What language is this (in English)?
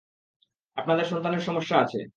Bangla